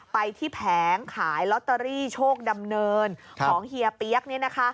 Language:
Thai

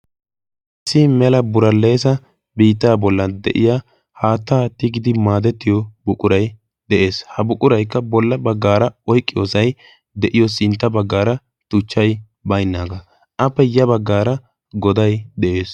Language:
Wolaytta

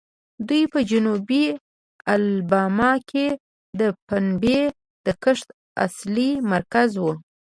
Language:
Pashto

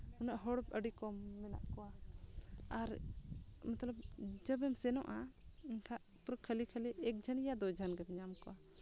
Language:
Santali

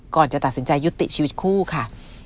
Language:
Thai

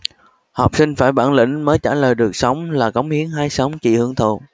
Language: Vietnamese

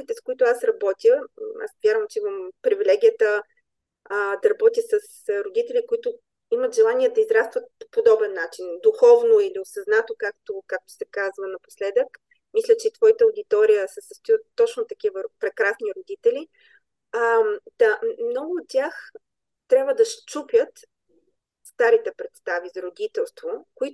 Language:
Bulgarian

